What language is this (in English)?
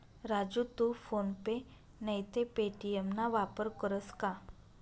Marathi